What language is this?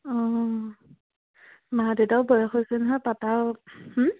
Assamese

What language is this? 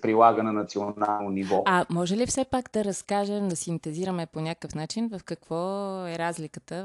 Bulgarian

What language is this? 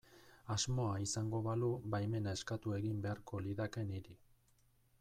Basque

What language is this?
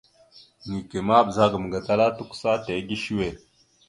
Mada (Cameroon)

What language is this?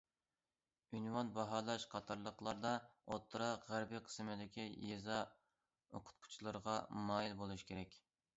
Uyghur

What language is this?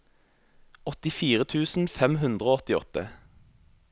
Norwegian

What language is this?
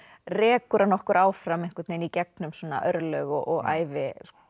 Icelandic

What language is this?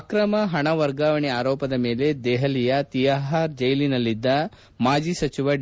Kannada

